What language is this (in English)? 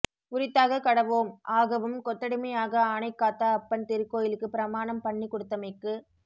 Tamil